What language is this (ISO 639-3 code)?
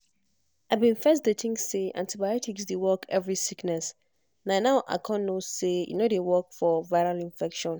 pcm